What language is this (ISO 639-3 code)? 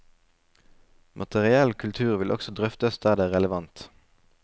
nor